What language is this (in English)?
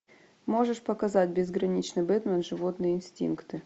Russian